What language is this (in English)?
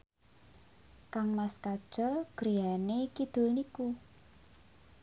Javanese